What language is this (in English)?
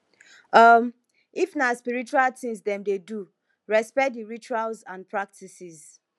Nigerian Pidgin